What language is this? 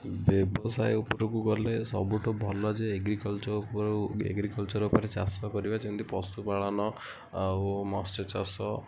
Odia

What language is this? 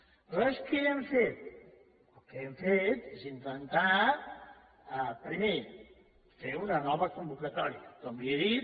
Catalan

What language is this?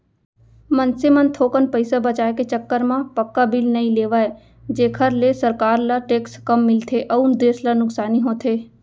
Chhattisgarhi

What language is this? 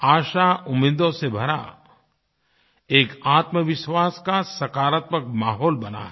Hindi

